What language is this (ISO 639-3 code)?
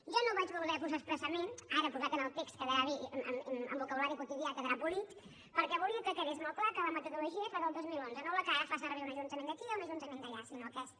cat